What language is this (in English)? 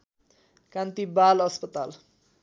Nepali